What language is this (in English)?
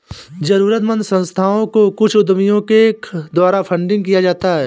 Hindi